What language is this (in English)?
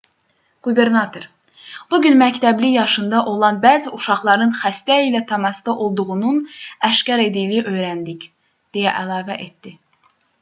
Azerbaijani